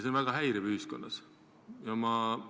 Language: Estonian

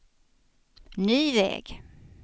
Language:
Swedish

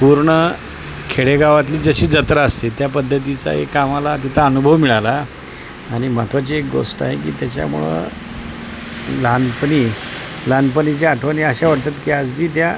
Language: Marathi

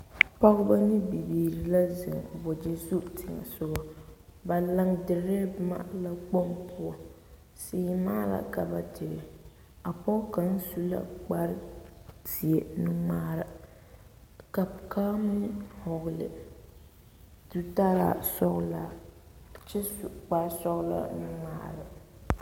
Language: Southern Dagaare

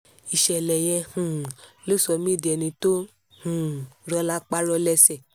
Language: Yoruba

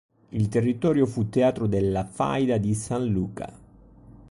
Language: Italian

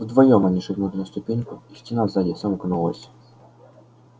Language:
Russian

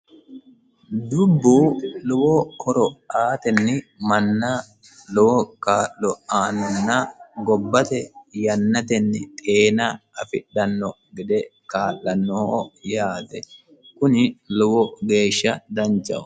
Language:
Sidamo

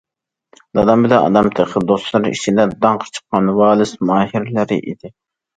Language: Uyghur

